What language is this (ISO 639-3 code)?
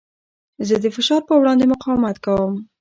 pus